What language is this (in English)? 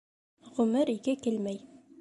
Bashkir